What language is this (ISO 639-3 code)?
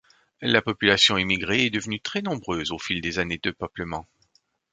fra